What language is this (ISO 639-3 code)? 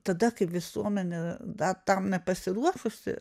lit